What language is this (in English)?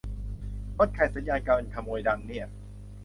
Thai